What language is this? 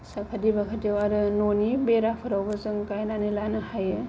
Bodo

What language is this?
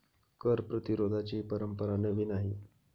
Marathi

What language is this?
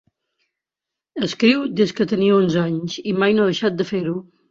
Catalan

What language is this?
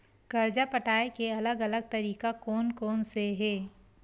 Chhattisgarhi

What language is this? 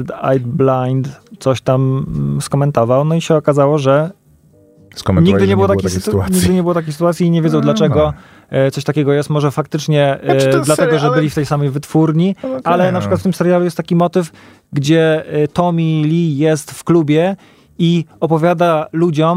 Polish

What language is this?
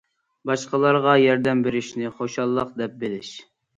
Uyghur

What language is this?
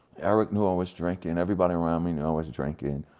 English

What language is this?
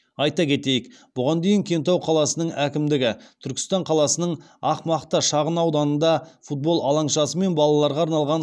Kazakh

